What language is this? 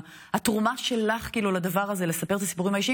Hebrew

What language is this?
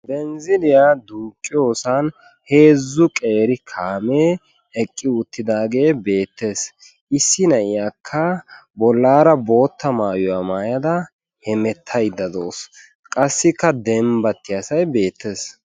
Wolaytta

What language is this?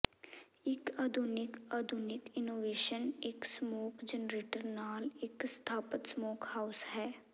Punjabi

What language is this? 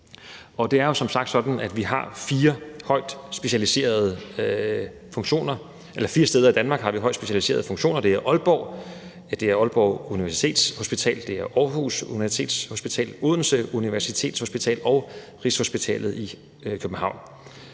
Danish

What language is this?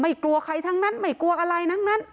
Thai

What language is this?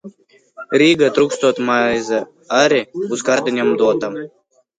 Latvian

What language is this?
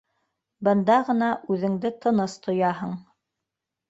Bashkir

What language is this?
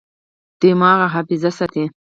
Pashto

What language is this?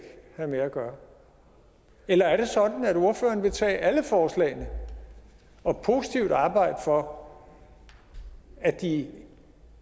Danish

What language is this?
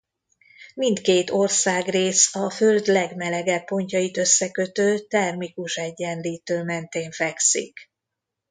Hungarian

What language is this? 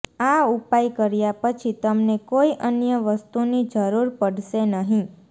Gujarati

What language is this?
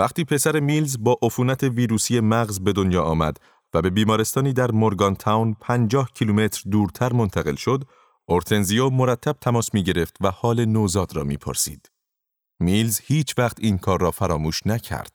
Persian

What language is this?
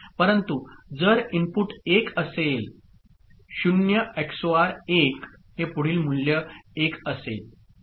Marathi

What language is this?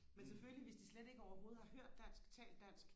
Danish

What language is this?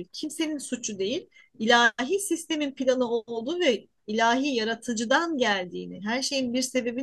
Turkish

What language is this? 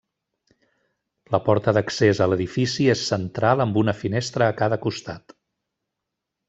Catalan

